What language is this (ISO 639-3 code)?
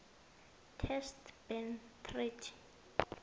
nbl